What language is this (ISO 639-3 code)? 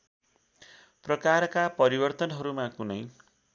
nep